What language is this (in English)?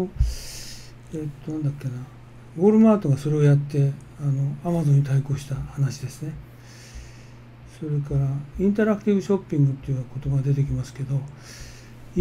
Japanese